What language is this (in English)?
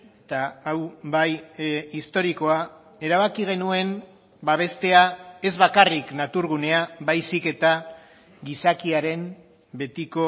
Basque